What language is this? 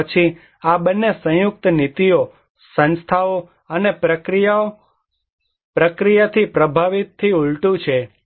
Gujarati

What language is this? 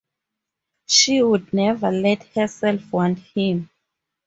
English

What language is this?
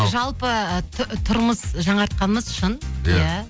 Kazakh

